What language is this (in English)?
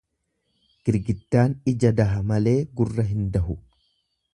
Oromo